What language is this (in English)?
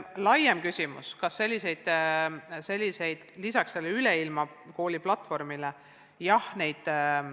Estonian